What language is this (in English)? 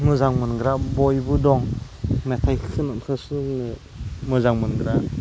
Bodo